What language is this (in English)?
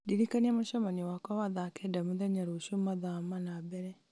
Kikuyu